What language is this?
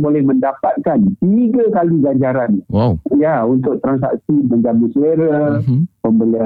Malay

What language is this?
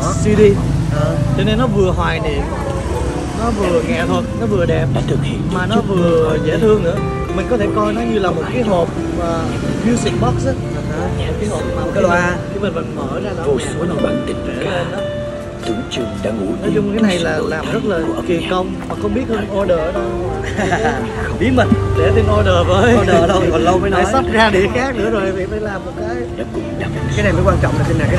Vietnamese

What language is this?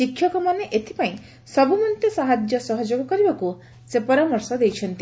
Odia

